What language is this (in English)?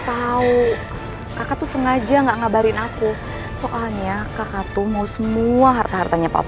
Indonesian